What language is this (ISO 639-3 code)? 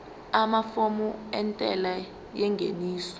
zul